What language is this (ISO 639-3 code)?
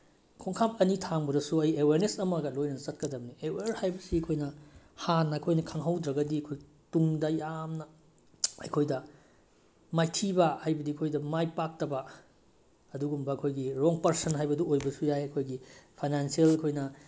mni